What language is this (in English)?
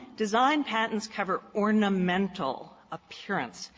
English